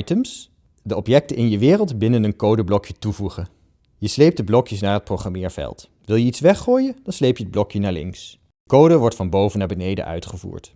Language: Dutch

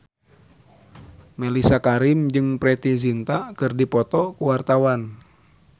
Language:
Sundanese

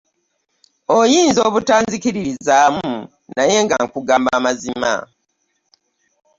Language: Ganda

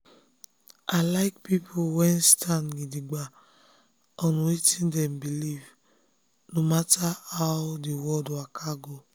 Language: Nigerian Pidgin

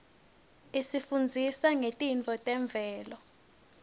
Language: Swati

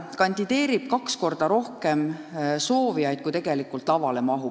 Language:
Estonian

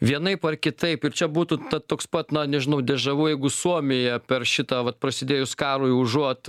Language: Lithuanian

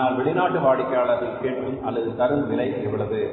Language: Tamil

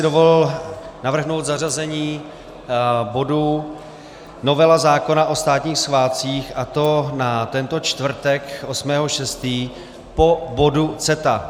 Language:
Czech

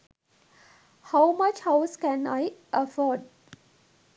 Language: Sinhala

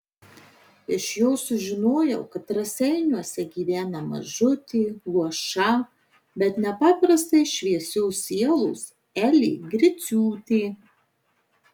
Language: Lithuanian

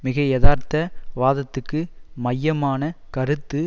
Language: Tamil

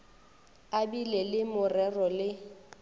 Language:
Northern Sotho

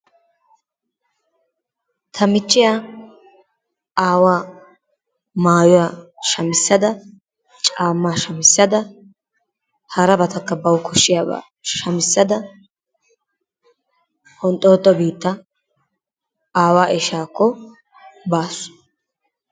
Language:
Wolaytta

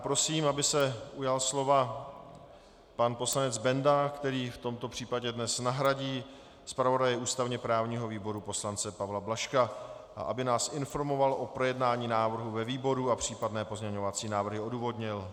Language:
Czech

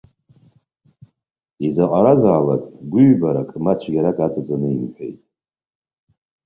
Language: Abkhazian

